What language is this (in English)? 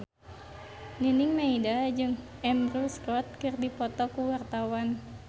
Sundanese